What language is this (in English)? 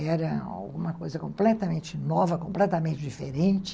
Portuguese